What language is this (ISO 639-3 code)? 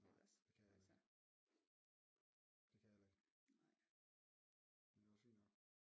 dan